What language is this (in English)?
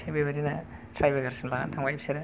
Bodo